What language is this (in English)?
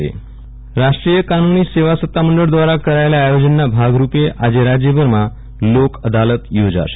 Gujarati